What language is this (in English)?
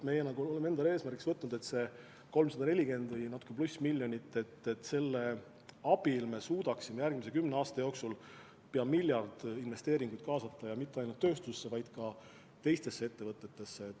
Estonian